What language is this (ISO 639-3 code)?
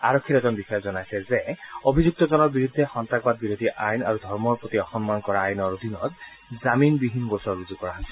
asm